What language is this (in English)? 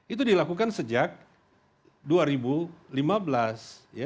Indonesian